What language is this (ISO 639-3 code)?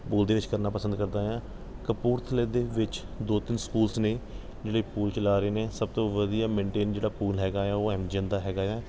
pan